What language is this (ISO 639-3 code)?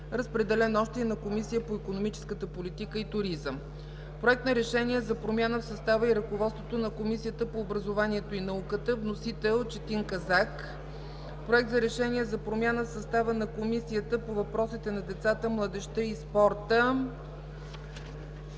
bul